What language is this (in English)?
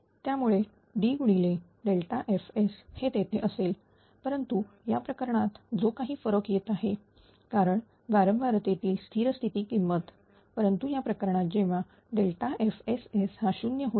Marathi